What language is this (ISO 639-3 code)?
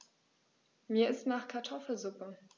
deu